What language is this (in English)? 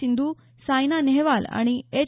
Marathi